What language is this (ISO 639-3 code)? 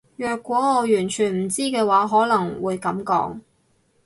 yue